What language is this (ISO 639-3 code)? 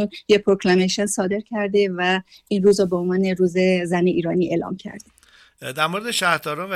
fas